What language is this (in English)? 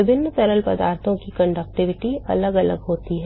Hindi